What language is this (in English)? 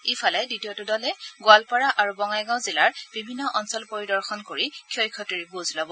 Assamese